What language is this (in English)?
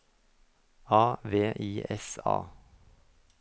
Norwegian